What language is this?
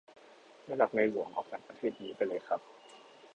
Thai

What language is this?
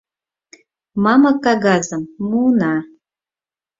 Mari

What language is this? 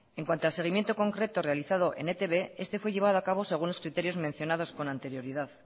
Spanish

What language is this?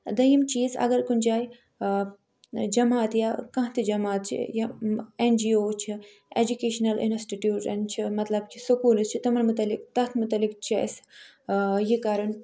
Kashmiri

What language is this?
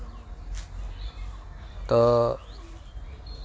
Santali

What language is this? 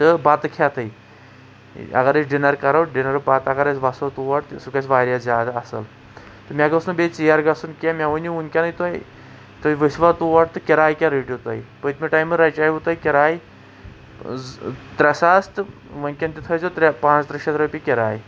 Kashmiri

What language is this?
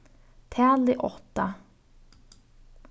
Faroese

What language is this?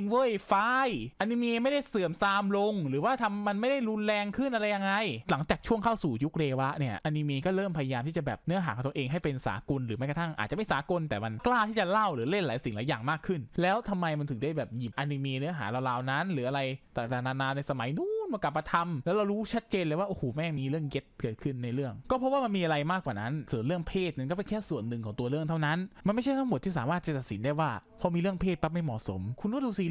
Thai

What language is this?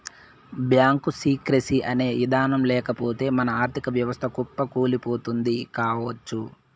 Telugu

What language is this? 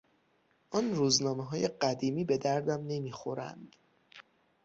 Persian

